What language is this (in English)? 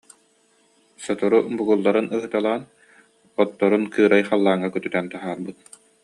Yakut